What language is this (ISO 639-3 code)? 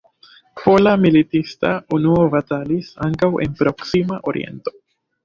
epo